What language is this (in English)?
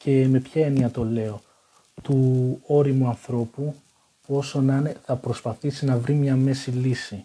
Greek